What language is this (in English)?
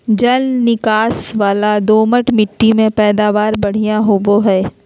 Magahi